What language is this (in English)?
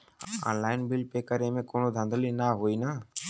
Bhojpuri